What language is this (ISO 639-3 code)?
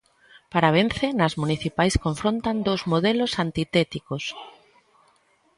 glg